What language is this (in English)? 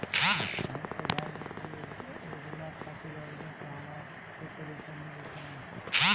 Bhojpuri